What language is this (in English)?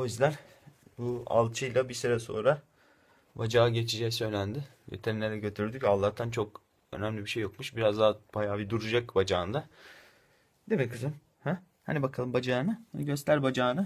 Turkish